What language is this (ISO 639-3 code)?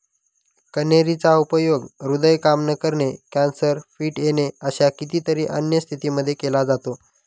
mar